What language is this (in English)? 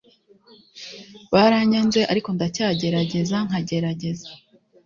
Kinyarwanda